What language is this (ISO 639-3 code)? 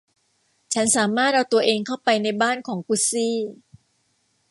tha